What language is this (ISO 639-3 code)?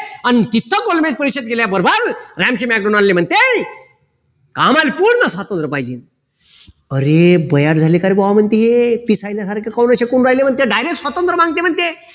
mar